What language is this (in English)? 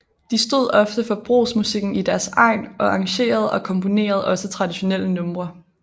Danish